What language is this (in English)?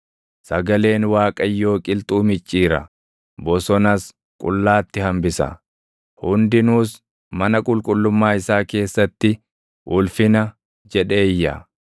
Oromo